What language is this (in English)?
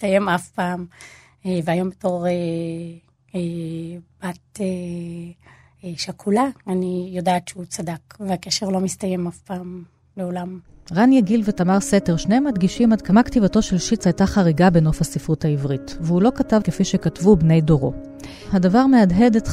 Hebrew